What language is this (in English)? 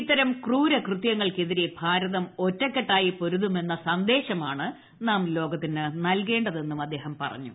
Malayalam